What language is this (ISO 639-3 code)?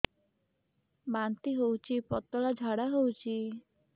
ori